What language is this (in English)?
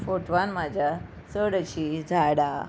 Konkani